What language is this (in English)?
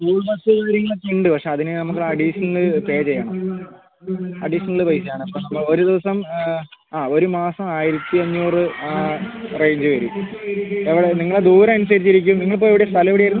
Malayalam